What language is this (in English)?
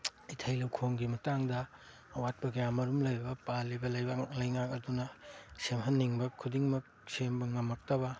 Manipuri